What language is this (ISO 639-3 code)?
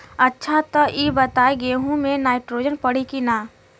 bho